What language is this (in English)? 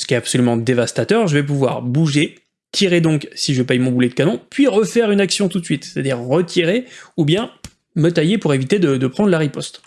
French